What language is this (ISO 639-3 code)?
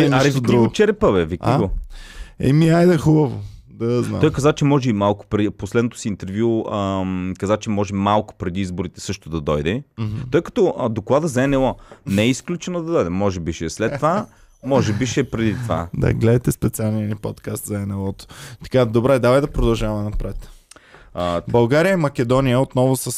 bul